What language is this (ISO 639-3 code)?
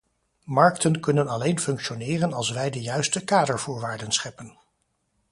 nld